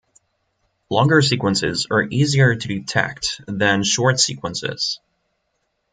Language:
English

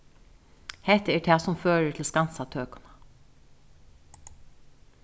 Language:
Faroese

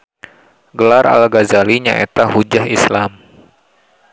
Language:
Sundanese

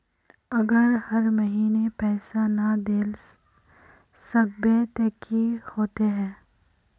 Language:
Magahi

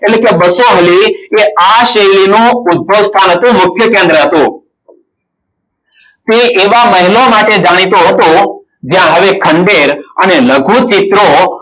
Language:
Gujarati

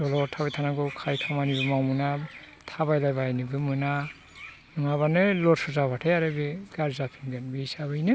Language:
Bodo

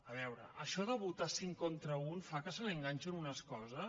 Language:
Catalan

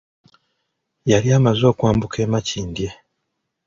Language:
Ganda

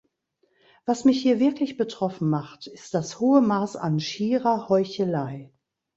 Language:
German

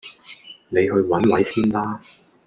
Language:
Cantonese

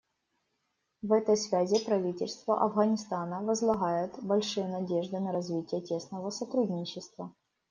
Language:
Russian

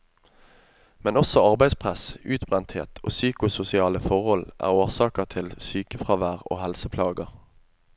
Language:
Norwegian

